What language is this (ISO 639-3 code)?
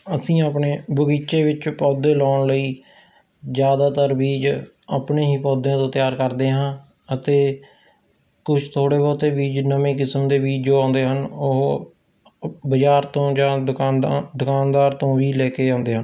pan